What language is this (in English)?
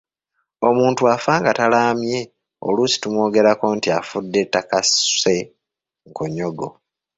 Ganda